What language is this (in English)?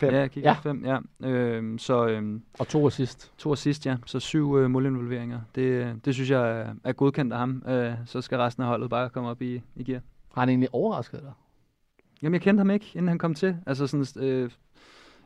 Danish